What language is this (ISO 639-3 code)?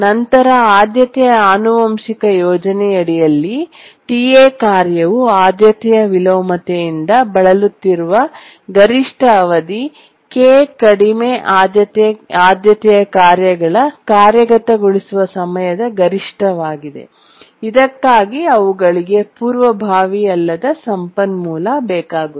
kan